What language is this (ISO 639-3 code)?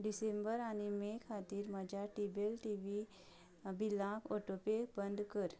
kok